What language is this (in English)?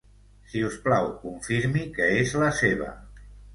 Catalan